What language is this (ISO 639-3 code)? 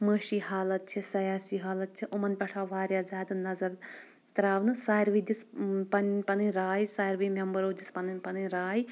kas